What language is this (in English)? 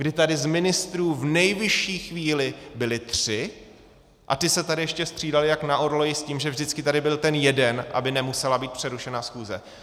Czech